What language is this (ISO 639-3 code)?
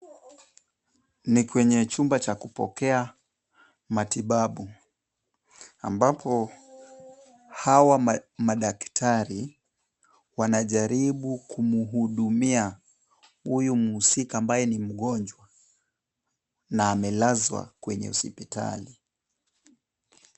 swa